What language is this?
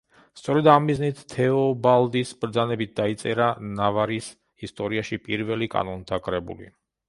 Georgian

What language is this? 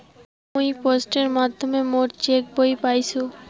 Bangla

